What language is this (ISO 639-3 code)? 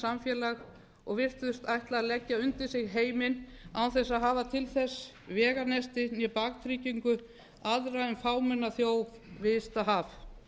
isl